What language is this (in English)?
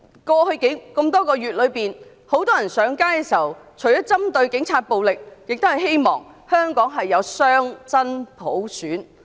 Cantonese